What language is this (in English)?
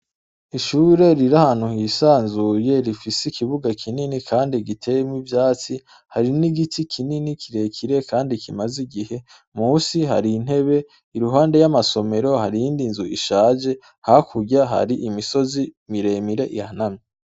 Rundi